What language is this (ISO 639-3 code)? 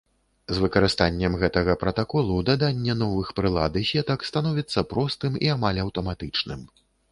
bel